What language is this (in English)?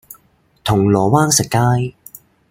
Cantonese